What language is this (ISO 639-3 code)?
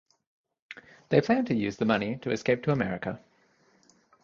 eng